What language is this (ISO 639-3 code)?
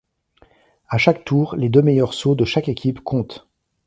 fra